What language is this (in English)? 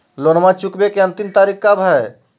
Magahi